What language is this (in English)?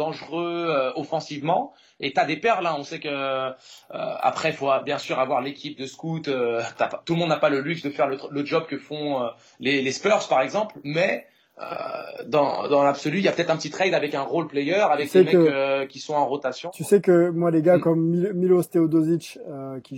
French